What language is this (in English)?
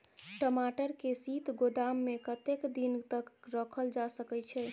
Maithili